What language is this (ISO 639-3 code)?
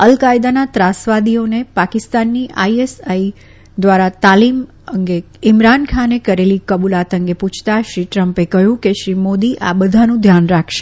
guj